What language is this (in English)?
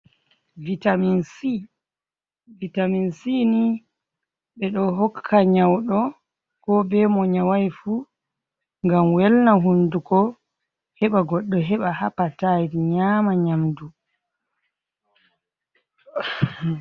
Fula